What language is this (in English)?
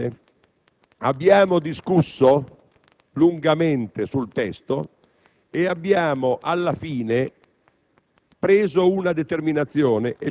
Italian